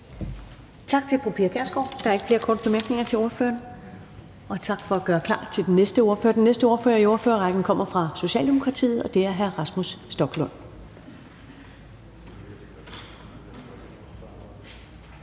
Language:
Danish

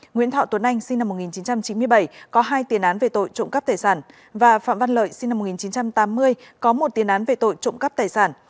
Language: Vietnamese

